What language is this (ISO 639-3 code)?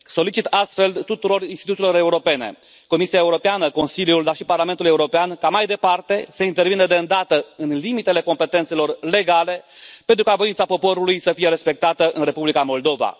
ron